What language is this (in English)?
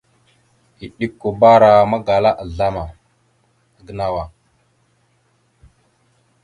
Mada (Cameroon)